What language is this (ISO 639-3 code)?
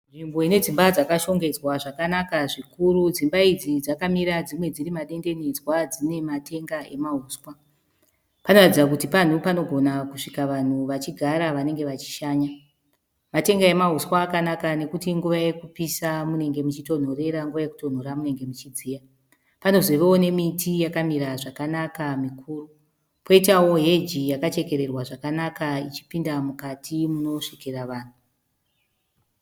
sna